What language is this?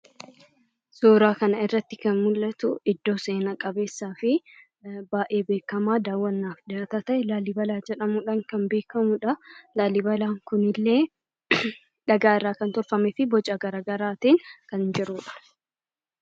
Oromo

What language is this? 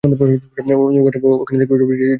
Bangla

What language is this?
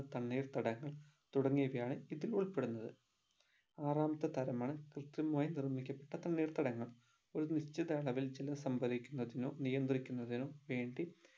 Malayalam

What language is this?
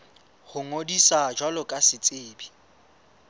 Southern Sotho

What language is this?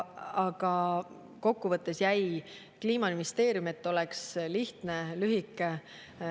Estonian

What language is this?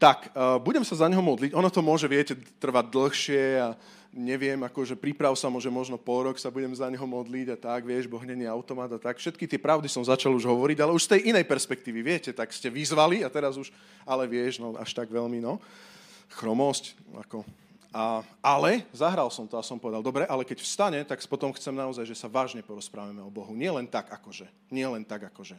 Slovak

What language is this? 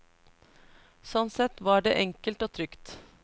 Norwegian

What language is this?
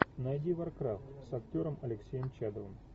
Russian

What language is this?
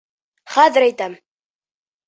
Bashkir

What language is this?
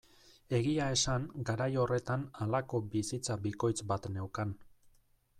Basque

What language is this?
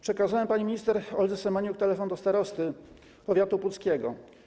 Polish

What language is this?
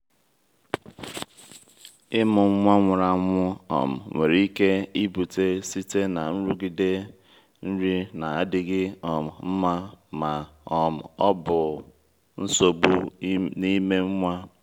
Igbo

